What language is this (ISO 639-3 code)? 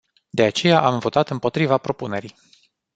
ron